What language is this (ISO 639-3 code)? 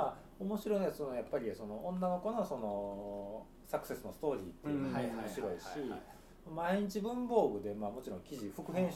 jpn